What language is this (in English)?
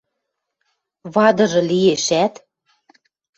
Western Mari